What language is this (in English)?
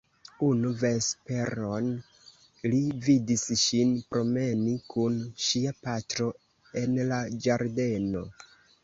Esperanto